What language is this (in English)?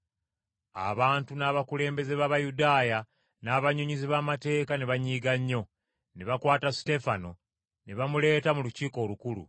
Ganda